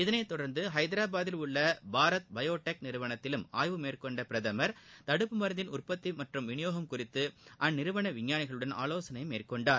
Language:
Tamil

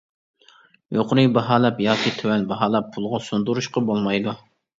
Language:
Uyghur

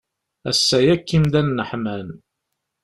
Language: Kabyle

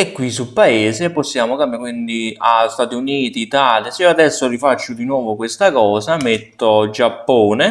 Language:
Italian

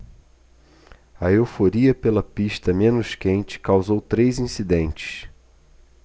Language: Portuguese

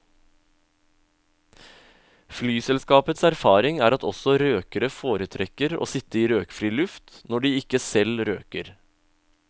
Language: Norwegian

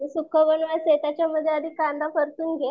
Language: Marathi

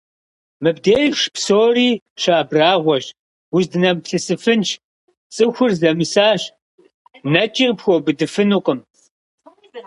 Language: Kabardian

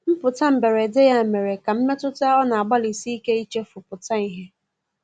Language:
Igbo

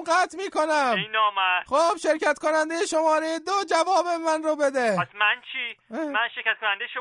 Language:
Persian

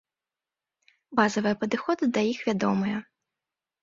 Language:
Belarusian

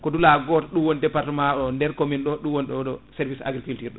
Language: Fula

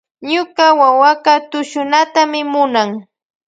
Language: Loja Highland Quichua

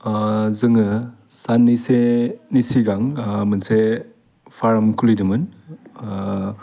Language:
Bodo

